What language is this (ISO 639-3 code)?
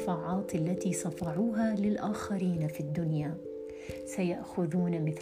ara